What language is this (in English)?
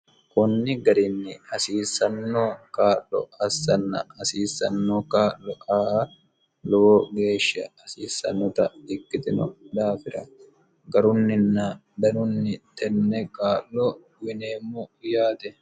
Sidamo